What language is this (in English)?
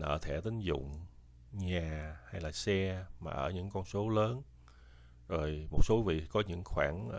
Vietnamese